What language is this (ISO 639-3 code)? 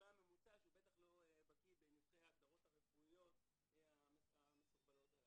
heb